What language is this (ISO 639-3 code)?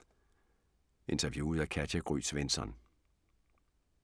dan